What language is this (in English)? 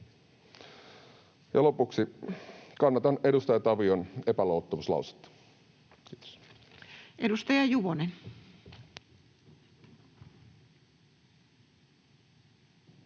Finnish